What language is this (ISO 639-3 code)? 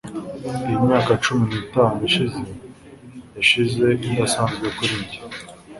kin